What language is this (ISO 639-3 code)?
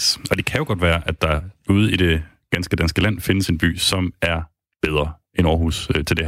dan